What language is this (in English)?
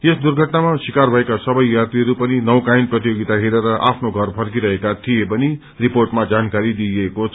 Nepali